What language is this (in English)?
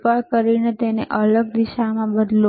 Gujarati